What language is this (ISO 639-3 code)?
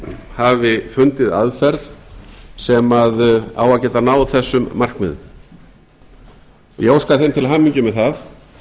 isl